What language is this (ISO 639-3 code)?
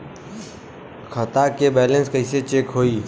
bho